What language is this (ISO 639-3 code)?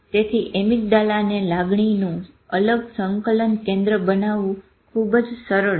guj